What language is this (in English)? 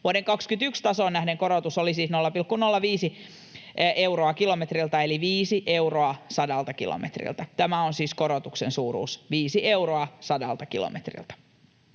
Finnish